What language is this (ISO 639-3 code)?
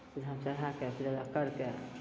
mai